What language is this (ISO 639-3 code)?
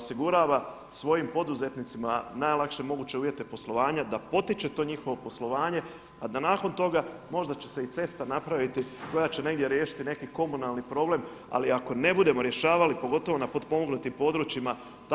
hrv